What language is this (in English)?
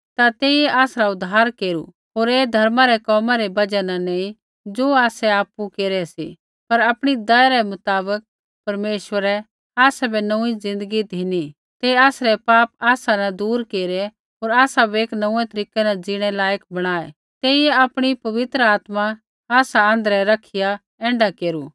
Kullu Pahari